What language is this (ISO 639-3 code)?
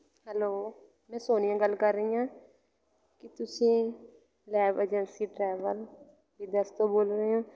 pan